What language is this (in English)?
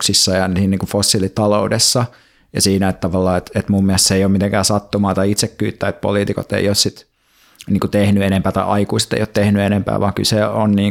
Finnish